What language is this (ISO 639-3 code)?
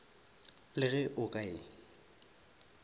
nso